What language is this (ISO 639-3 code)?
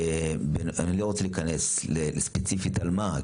heb